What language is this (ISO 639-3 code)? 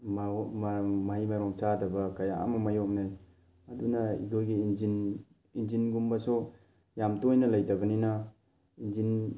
mni